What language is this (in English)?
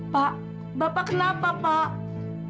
Indonesian